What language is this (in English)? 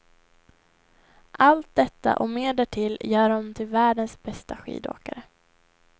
Swedish